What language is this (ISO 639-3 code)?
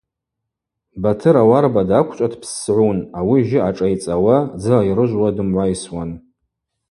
abq